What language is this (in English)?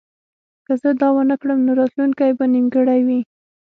Pashto